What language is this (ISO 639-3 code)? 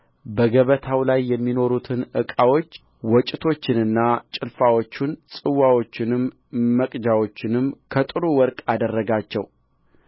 amh